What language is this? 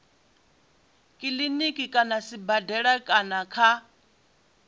Venda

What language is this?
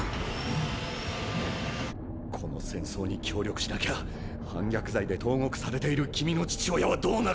Japanese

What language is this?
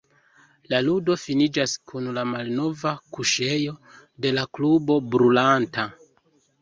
Esperanto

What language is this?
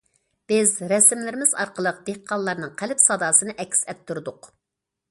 Uyghur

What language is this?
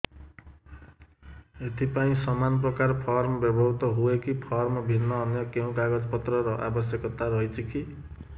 Odia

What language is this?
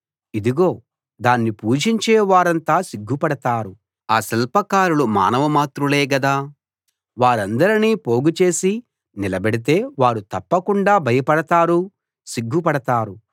Telugu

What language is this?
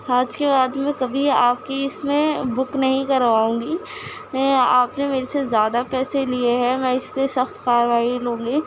Urdu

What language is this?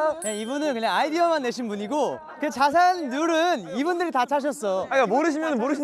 Korean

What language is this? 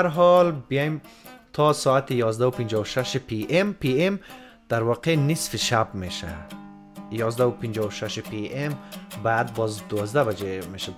Persian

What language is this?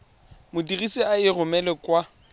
Tswana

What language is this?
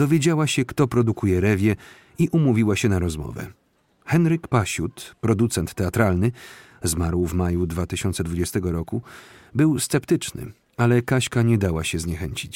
Polish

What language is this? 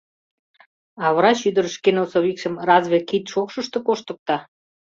Mari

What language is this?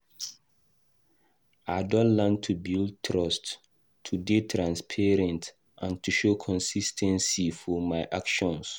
Nigerian Pidgin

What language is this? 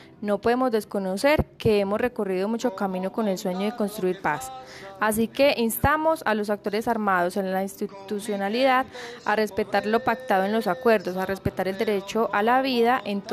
Spanish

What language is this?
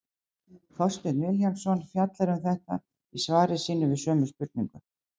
Icelandic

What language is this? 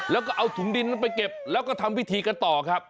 Thai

